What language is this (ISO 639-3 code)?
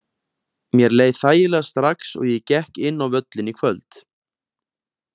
isl